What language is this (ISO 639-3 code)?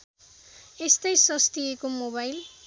nep